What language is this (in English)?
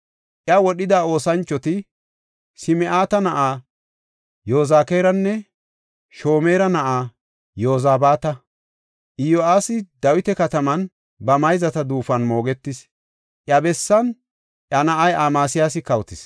Gofa